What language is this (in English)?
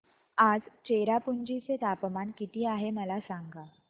Marathi